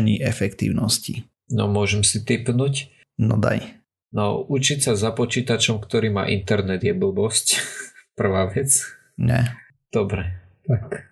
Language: Slovak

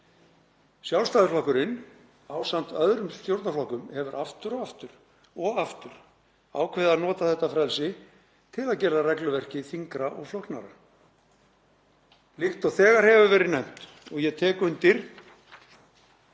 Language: Icelandic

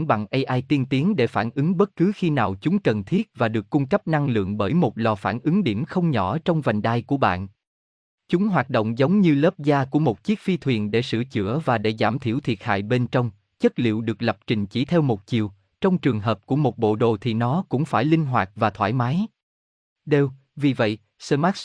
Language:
Vietnamese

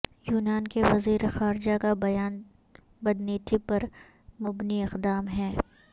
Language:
Urdu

